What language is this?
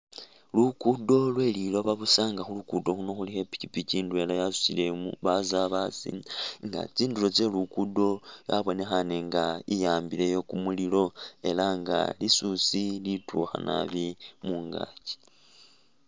Masaaba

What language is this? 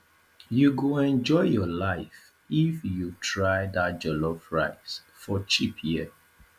Nigerian Pidgin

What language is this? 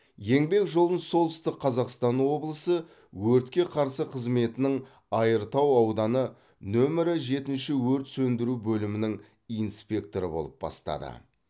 Kazakh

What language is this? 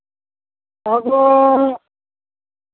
Santali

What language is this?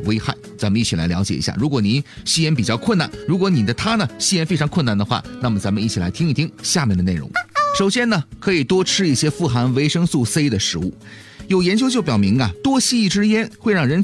Chinese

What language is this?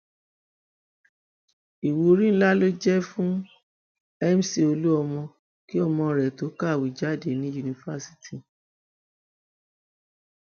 Yoruba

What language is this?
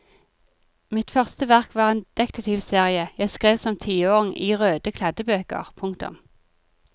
Norwegian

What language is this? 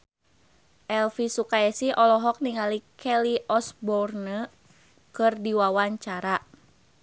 Sundanese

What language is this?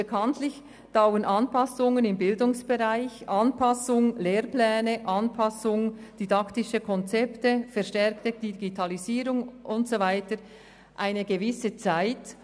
Swiss German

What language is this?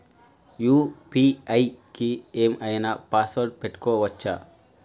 Telugu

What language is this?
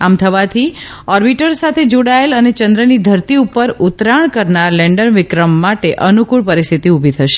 Gujarati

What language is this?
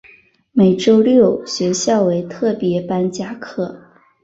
Chinese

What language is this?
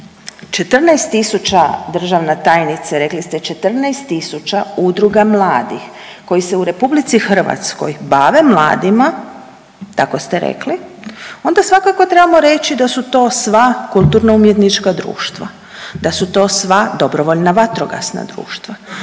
Croatian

